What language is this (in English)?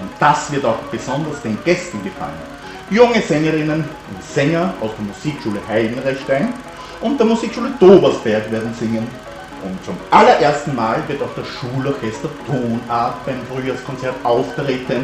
German